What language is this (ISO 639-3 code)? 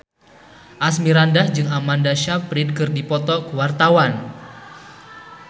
sun